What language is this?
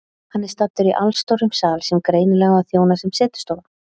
Icelandic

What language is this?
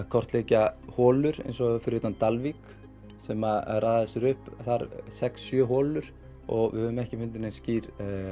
Icelandic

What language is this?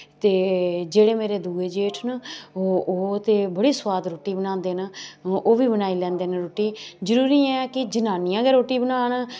Dogri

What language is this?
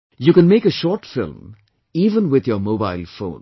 English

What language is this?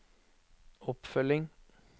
Norwegian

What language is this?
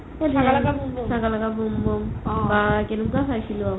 Assamese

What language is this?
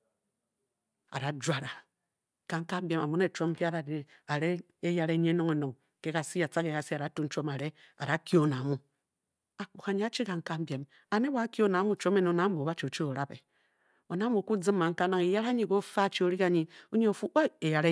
Bokyi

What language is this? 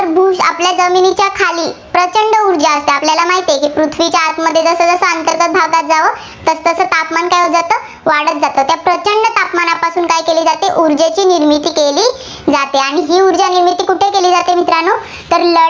Marathi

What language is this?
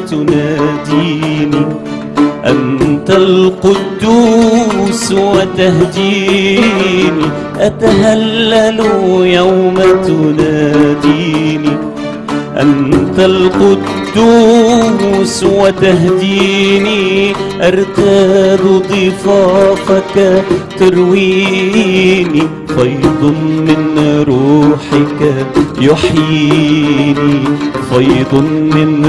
Arabic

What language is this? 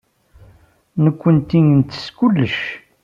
Kabyle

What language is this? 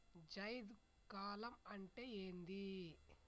Telugu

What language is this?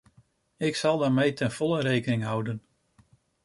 Dutch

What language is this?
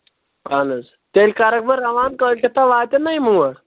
Kashmiri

